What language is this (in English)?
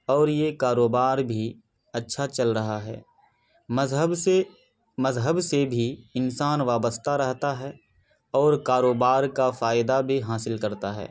Urdu